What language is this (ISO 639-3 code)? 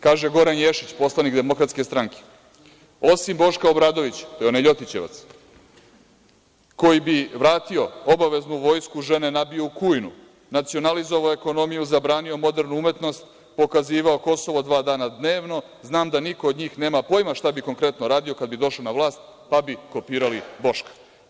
srp